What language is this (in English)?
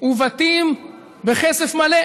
Hebrew